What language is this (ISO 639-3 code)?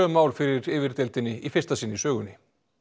isl